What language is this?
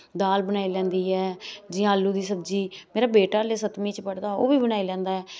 Dogri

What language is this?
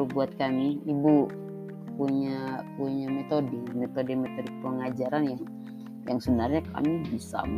Indonesian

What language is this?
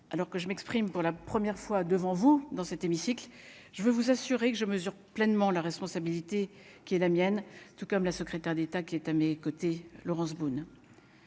French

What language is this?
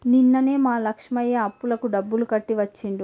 Telugu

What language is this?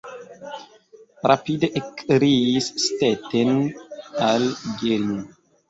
Esperanto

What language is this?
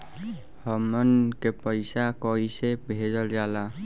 Bhojpuri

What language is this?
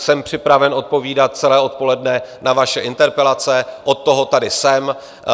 Czech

